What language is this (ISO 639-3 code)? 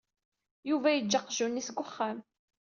kab